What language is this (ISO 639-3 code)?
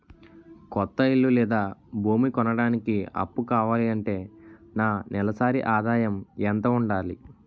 tel